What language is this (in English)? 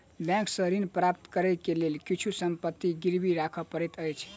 Maithili